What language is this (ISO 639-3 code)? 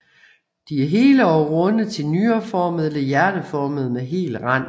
dan